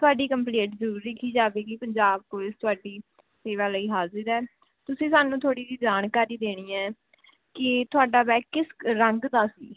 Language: Punjabi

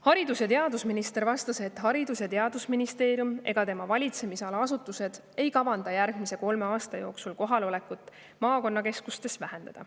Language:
Estonian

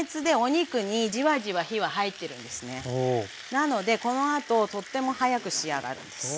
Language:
Japanese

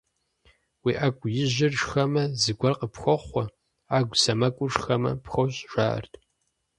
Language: Kabardian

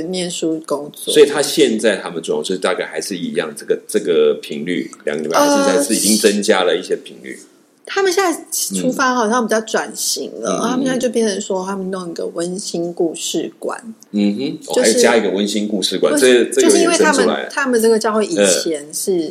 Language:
Chinese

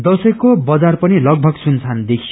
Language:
Nepali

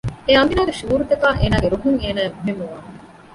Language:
Divehi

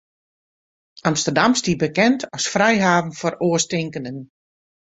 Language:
Western Frisian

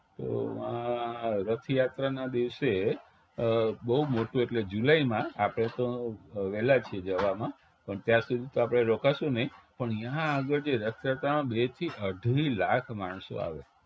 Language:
Gujarati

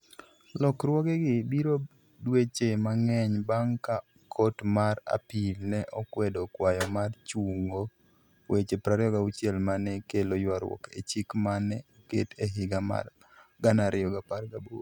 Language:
Luo (Kenya and Tanzania)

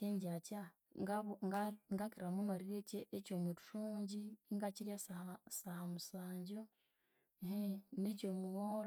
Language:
Konzo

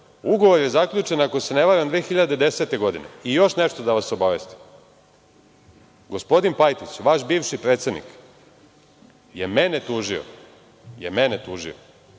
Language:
Serbian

